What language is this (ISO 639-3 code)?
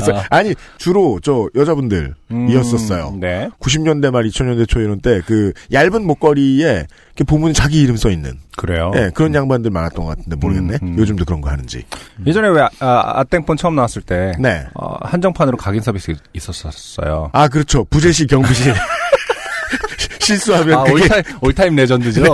kor